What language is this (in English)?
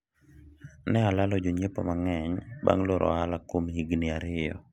Luo (Kenya and Tanzania)